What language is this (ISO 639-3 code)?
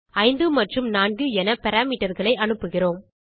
tam